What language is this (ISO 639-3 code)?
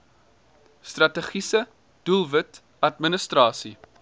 afr